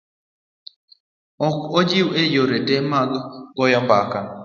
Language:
Luo (Kenya and Tanzania)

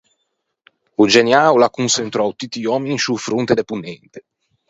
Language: Ligurian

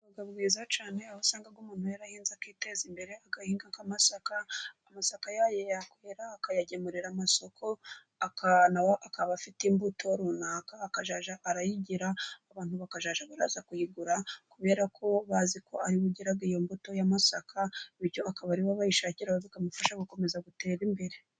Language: Kinyarwanda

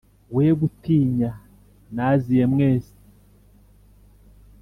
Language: Kinyarwanda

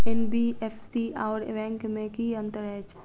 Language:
Maithili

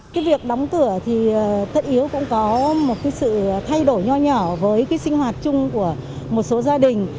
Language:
Vietnamese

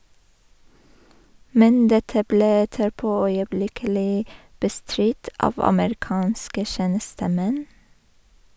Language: Norwegian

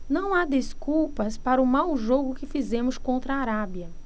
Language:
Portuguese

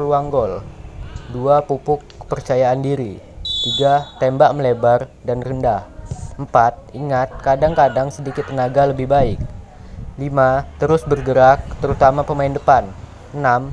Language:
Indonesian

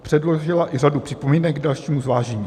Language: Czech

